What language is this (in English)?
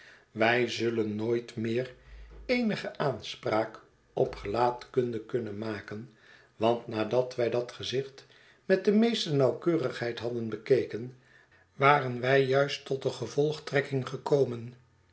Dutch